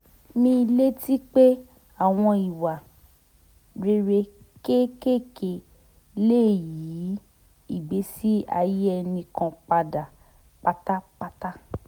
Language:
Yoruba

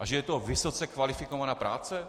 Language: Czech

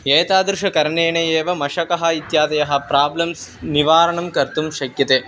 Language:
Sanskrit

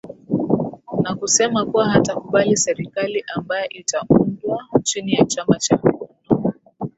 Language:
Swahili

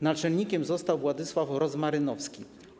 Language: Polish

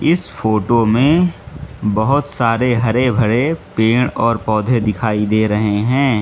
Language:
Hindi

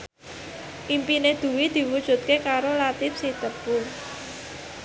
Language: Javanese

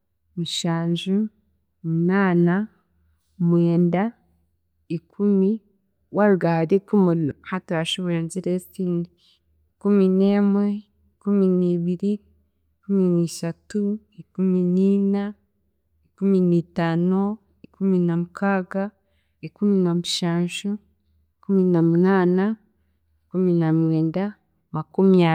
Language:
Chiga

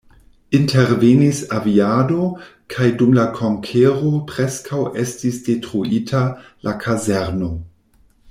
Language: Esperanto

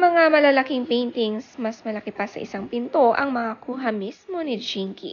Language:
Filipino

